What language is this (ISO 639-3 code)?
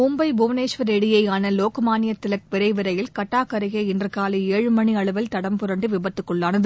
tam